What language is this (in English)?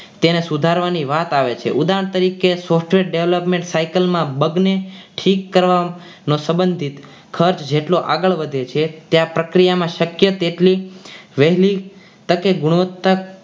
Gujarati